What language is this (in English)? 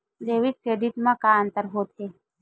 Chhattisgarhi